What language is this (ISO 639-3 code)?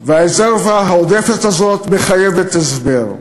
heb